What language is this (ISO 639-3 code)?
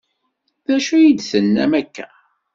kab